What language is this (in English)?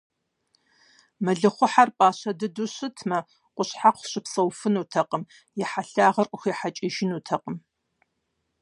Kabardian